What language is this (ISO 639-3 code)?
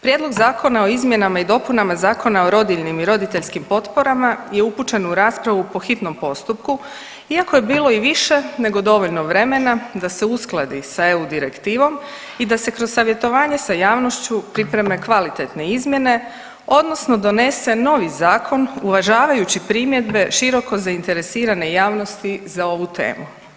hrv